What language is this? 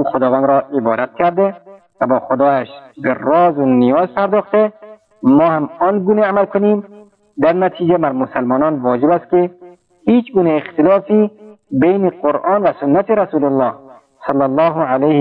Persian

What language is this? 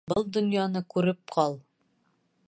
Bashkir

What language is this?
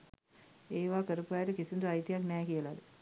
Sinhala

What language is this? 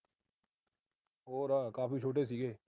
Punjabi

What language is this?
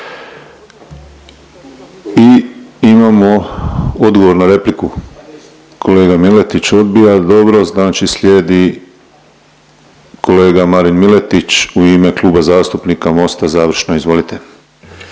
Croatian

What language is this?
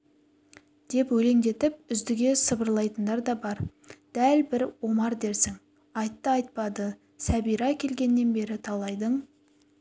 Kazakh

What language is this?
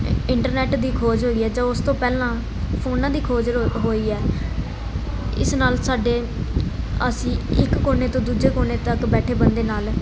Punjabi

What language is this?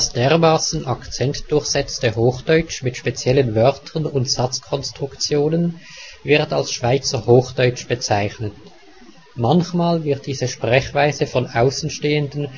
German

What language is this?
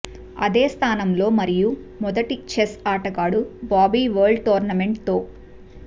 Telugu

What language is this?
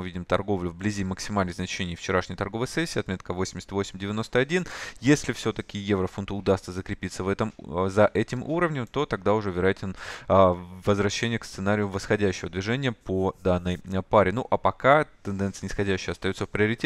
Russian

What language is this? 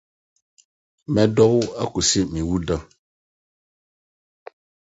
Akan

